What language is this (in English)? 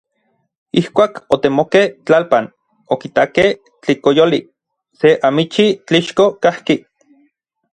Orizaba Nahuatl